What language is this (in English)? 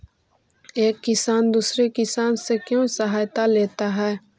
Magahi